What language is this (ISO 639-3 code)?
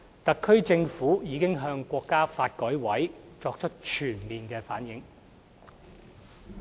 yue